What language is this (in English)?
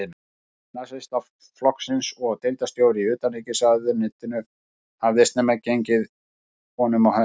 Icelandic